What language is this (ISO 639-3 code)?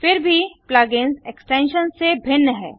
hin